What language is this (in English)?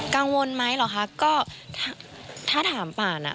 Thai